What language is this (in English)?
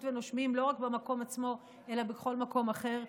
Hebrew